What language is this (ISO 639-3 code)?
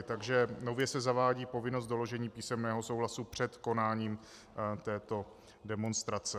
ces